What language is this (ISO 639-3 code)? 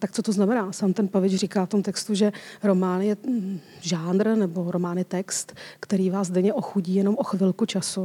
ces